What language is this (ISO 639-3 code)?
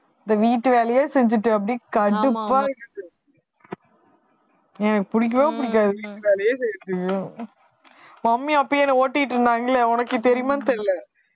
tam